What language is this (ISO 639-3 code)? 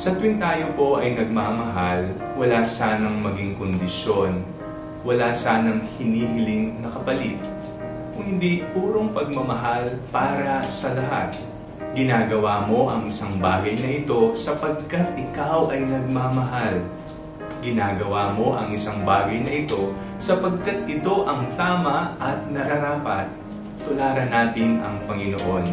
fil